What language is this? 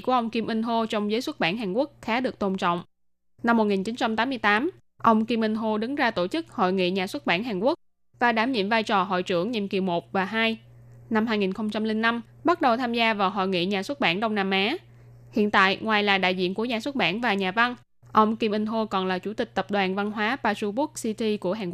Vietnamese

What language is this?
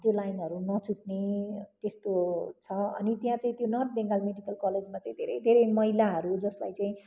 Nepali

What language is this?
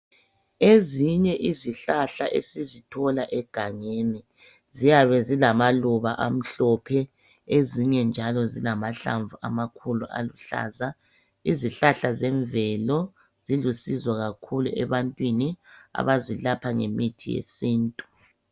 North Ndebele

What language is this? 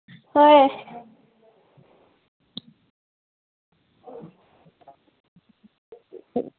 Manipuri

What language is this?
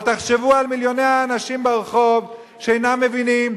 Hebrew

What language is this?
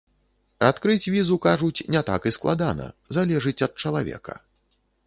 Belarusian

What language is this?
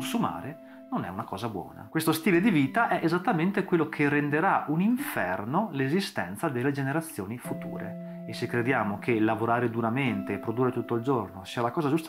Italian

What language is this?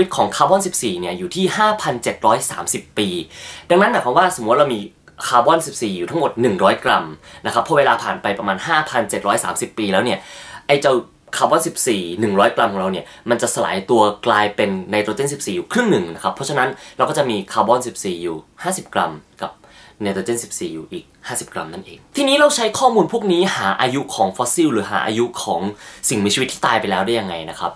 Thai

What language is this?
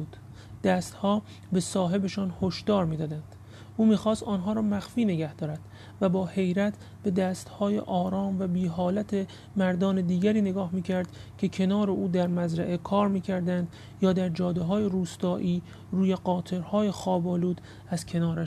Persian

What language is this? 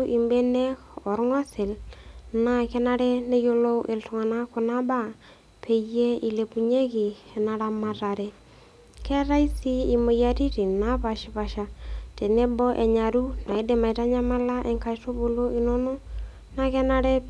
Masai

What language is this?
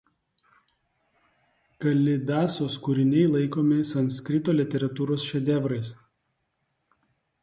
Lithuanian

